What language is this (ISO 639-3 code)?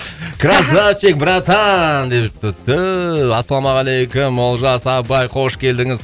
kaz